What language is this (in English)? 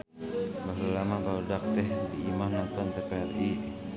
Sundanese